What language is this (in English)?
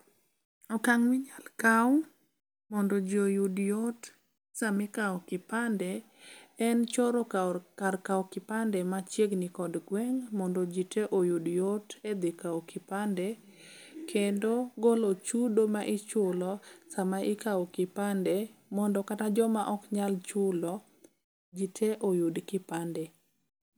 Luo (Kenya and Tanzania)